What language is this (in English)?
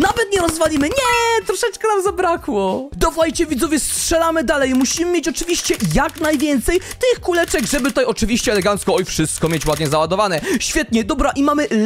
Polish